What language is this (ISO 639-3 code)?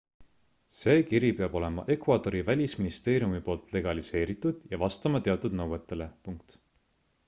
est